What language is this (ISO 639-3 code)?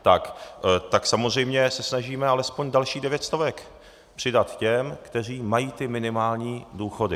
ces